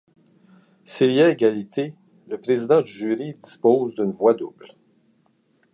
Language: French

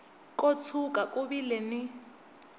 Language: Tsonga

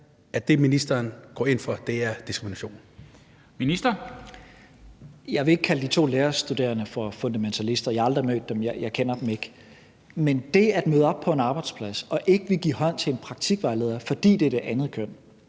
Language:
Danish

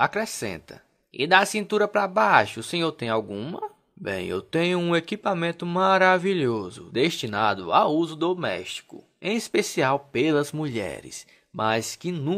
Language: Portuguese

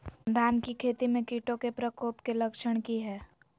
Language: Magahi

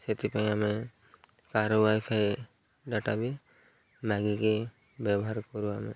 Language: Odia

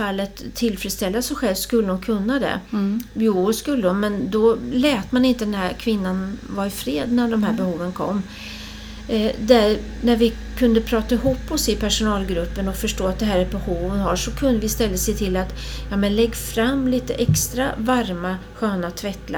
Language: Swedish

